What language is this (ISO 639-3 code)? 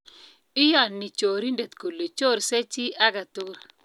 kln